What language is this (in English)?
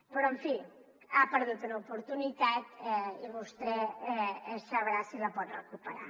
Catalan